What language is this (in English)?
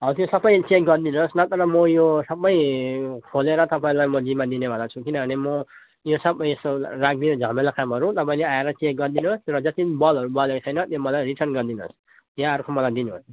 Nepali